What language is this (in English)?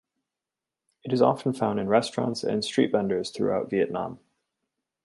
English